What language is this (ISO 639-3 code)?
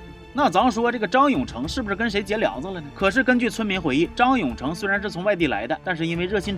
zho